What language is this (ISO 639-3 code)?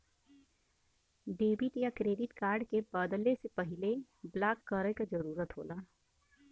bho